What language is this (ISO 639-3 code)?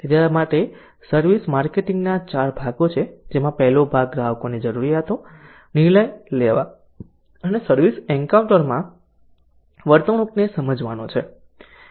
guj